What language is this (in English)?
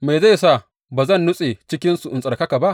Hausa